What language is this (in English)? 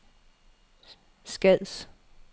Danish